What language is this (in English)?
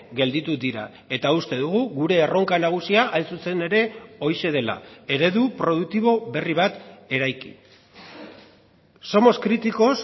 Basque